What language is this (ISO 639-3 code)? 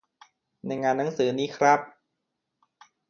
tha